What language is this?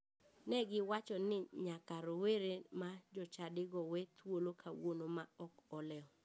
Luo (Kenya and Tanzania)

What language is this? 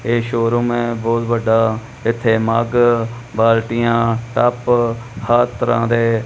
Punjabi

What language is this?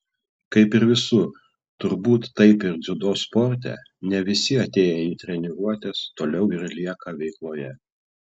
Lithuanian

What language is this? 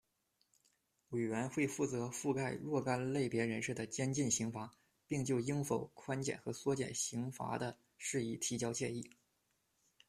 Chinese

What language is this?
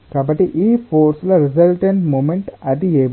Telugu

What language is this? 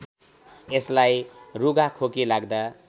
Nepali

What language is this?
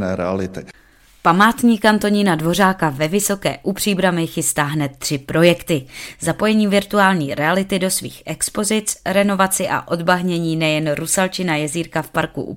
Czech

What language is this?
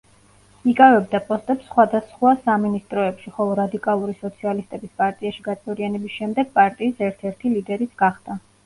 Georgian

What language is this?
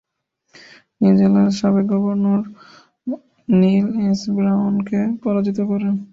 Bangla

